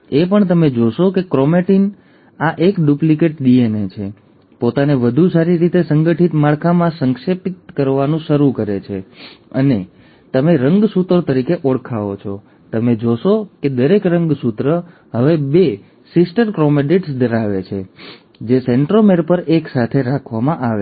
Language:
Gujarati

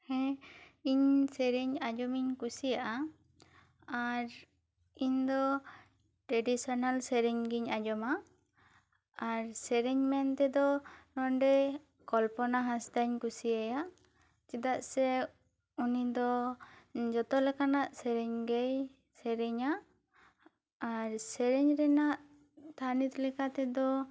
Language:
Santali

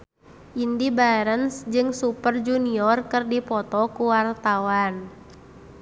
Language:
Sundanese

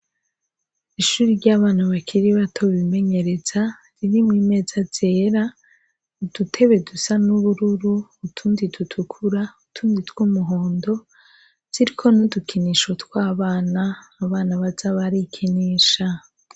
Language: Rundi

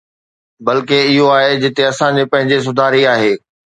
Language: Sindhi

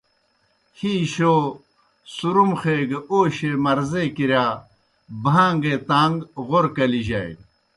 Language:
Kohistani Shina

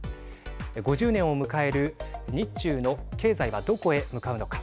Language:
Japanese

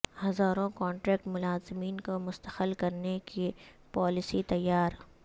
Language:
Urdu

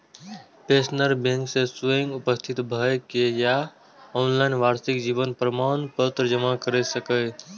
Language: Maithili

